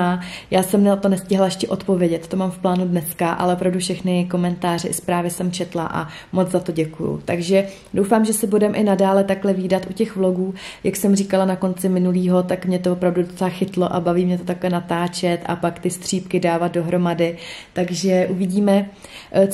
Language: Czech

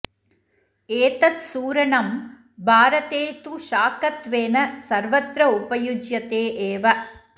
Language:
Sanskrit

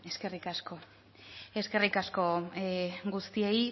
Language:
Basque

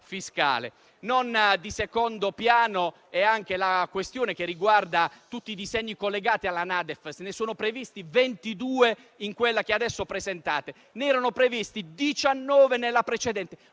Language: Italian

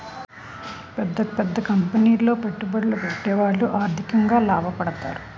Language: Telugu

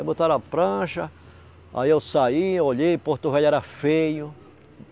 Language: Portuguese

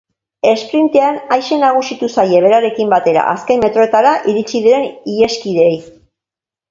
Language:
Basque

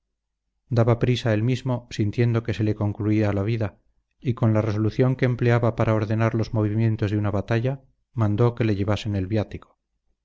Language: Spanish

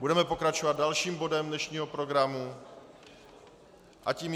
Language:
Czech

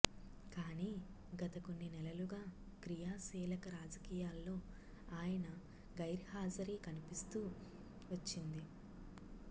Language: Telugu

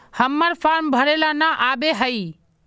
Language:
Magahi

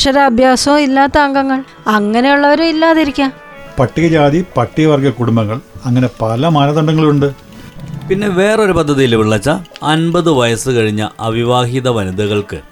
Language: Malayalam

